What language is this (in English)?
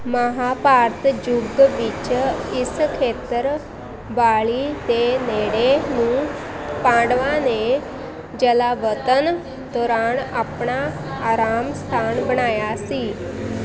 Punjabi